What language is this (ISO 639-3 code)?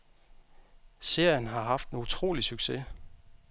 dan